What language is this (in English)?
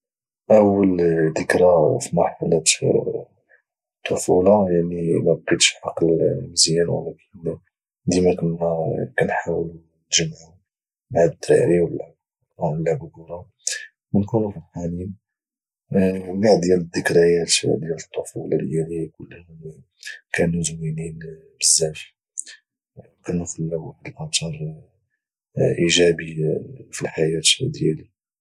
Moroccan Arabic